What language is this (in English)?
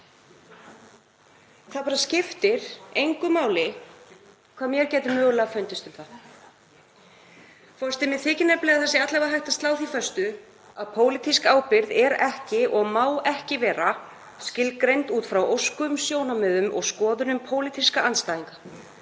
Icelandic